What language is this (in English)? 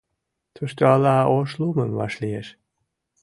Mari